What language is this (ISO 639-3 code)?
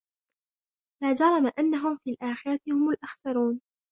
ara